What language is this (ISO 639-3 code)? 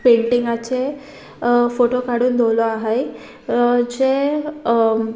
kok